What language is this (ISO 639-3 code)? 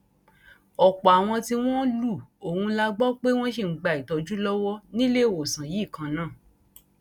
yor